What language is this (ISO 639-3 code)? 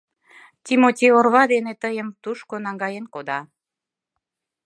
chm